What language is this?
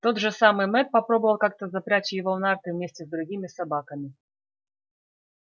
Russian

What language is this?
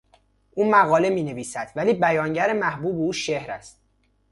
Persian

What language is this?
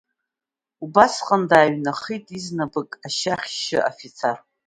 Abkhazian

